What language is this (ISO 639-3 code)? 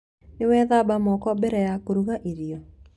kik